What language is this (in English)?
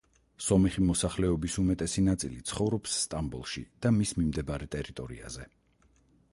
Georgian